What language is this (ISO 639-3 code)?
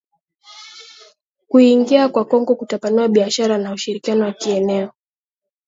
swa